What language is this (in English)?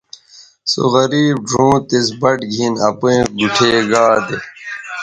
Bateri